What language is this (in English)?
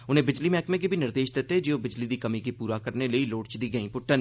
Dogri